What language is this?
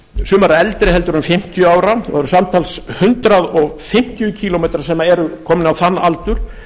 Icelandic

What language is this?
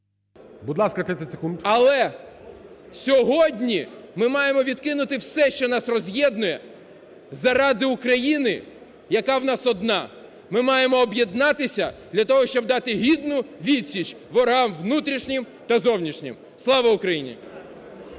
Ukrainian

